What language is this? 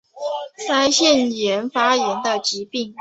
Chinese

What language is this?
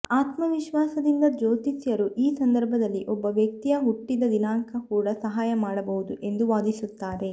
Kannada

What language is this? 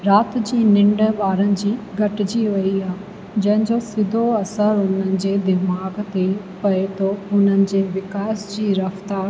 Sindhi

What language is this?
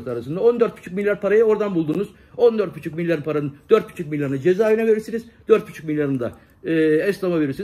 Turkish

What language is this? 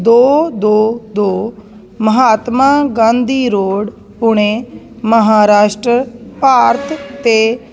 Punjabi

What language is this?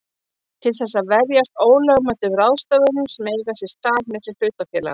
Icelandic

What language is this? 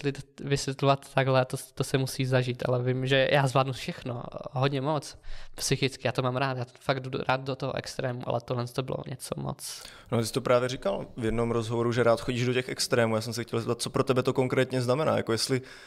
Czech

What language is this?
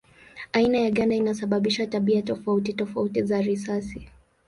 Swahili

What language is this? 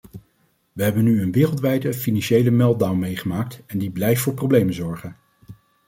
Dutch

